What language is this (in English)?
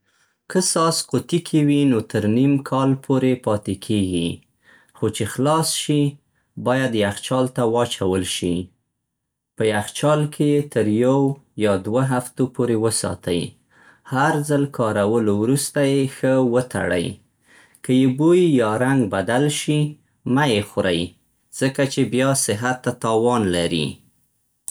Central Pashto